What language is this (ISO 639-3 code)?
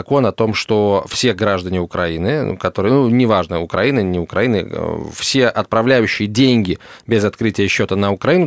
rus